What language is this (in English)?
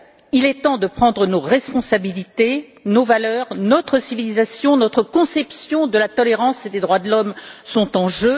French